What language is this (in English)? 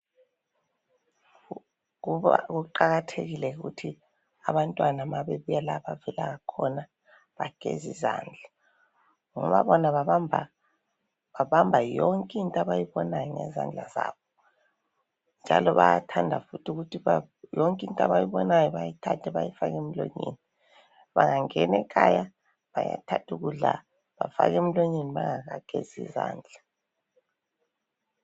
North Ndebele